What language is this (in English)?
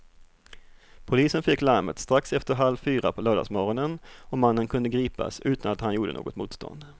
Swedish